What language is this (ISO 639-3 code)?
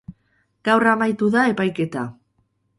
eus